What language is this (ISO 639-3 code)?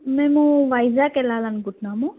tel